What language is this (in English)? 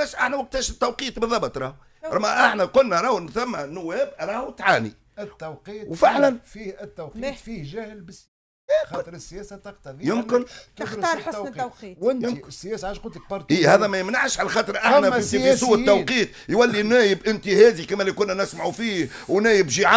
Arabic